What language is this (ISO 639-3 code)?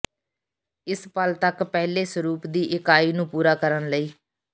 pan